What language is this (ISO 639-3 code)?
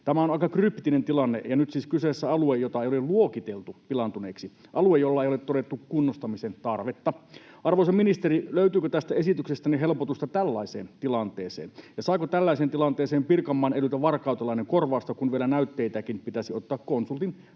fin